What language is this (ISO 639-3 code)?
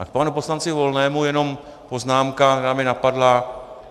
ces